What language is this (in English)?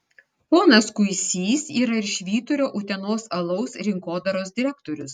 Lithuanian